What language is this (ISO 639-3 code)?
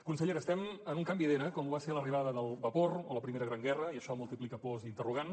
cat